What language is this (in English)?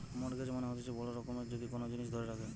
Bangla